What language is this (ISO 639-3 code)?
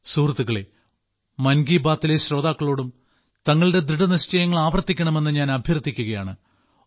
mal